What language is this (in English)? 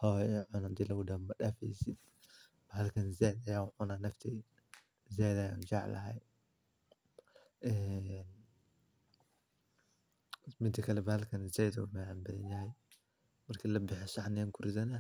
Somali